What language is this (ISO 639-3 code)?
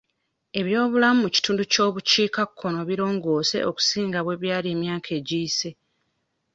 lug